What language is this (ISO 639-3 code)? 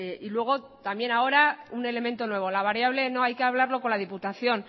spa